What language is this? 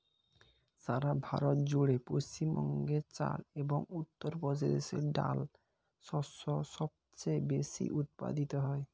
Bangla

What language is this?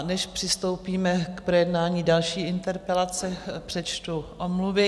Czech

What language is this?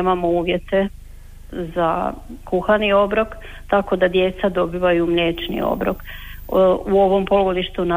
Croatian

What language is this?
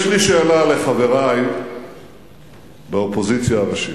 Hebrew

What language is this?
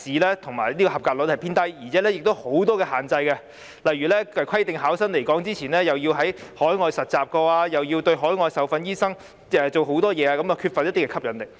Cantonese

